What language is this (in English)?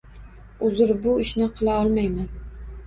Uzbek